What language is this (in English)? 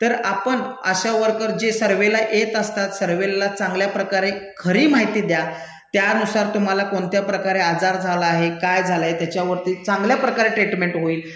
Marathi